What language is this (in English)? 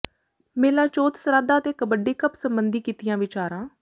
Punjabi